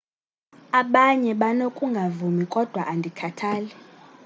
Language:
Xhosa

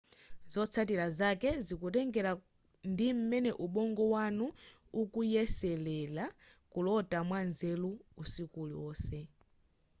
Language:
Nyanja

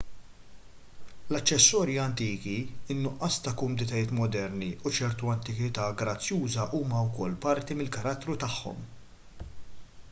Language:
Maltese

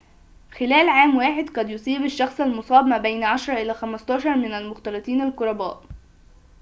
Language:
Arabic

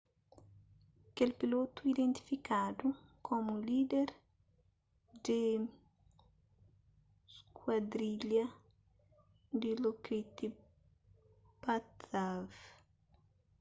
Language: Kabuverdianu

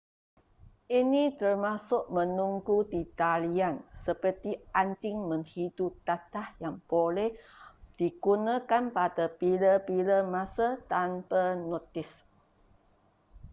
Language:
Malay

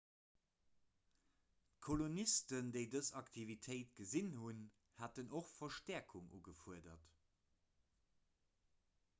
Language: Luxembourgish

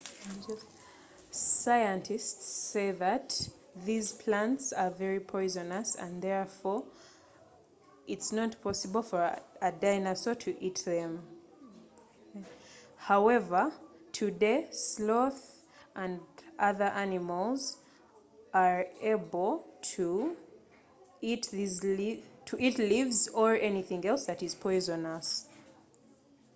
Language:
Ganda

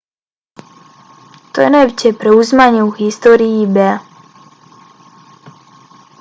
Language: Bosnian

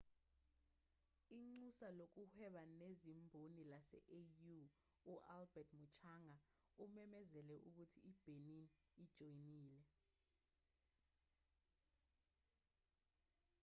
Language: Zulu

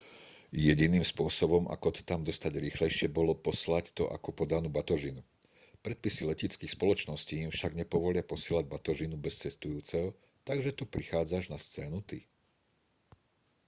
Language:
Slovak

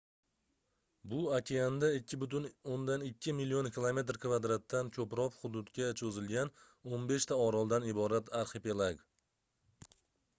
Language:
Uzbek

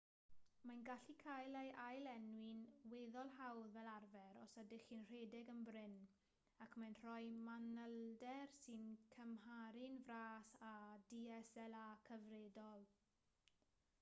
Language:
Welsh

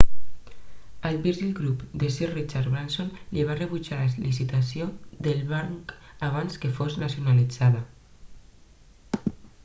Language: Catalan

